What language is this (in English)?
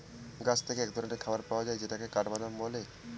Bangla